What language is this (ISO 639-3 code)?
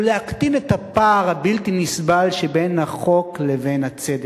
heb